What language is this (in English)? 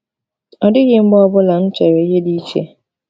Igbo